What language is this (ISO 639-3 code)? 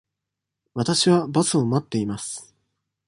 jpn